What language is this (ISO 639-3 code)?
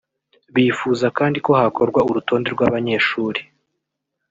kin